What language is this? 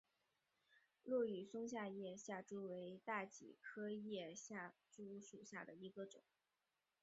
Chinese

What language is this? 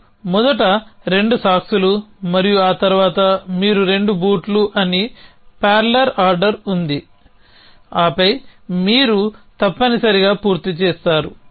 Telugu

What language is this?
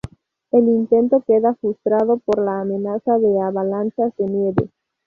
Spanish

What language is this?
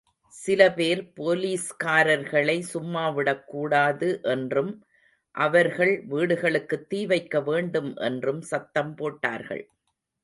Tamil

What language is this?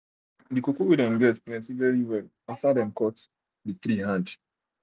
Nigerian Pidgin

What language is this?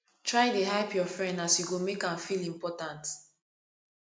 Nigerian Pidgin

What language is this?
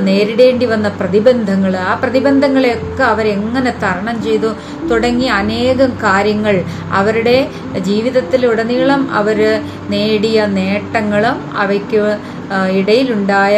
Malayalam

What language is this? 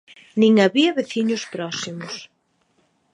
Galician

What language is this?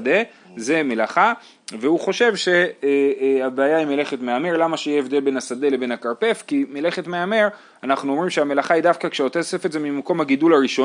Hebrew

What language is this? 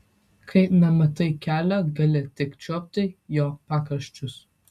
Lithuanian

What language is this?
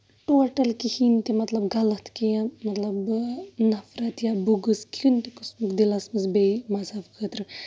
Kashmiri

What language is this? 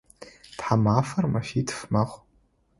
Adyghe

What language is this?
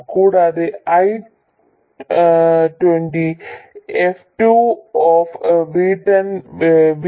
Malayalam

